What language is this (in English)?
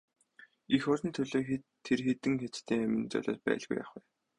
Mongolian